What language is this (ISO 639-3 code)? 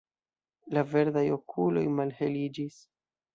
epo